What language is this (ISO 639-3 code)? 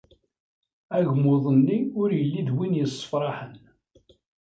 kab